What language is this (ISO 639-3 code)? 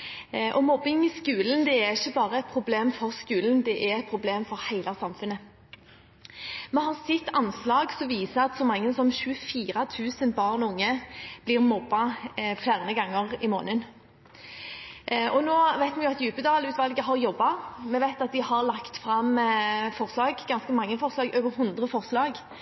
nob